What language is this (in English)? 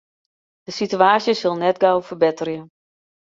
Western Frisian